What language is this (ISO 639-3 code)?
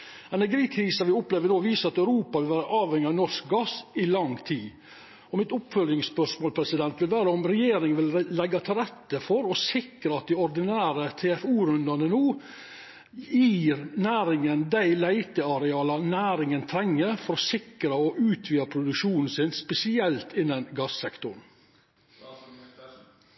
nno